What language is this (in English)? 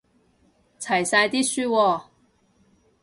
Cantonese